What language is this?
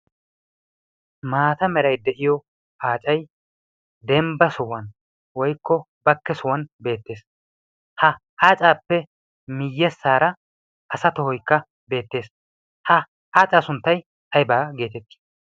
Wolaytta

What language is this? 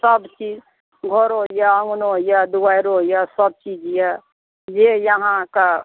Maithili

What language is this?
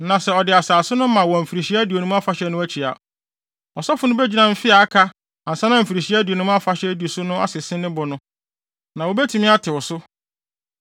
Akan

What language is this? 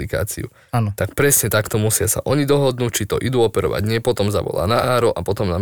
Slovak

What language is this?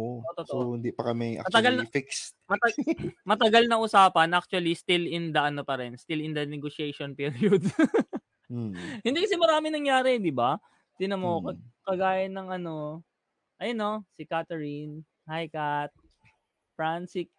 Filipino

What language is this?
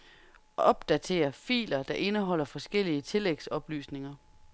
Danish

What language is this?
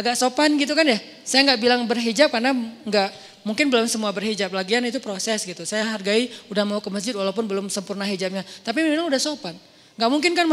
Indonesian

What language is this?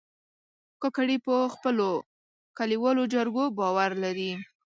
Pashto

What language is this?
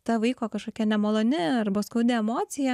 Lithuanian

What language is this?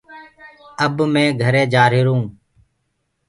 Gurgula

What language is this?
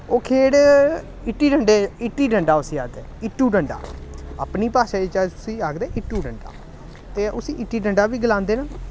Dogri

